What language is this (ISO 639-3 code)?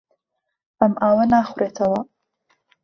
ckb